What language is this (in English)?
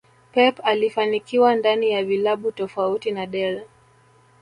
Swahili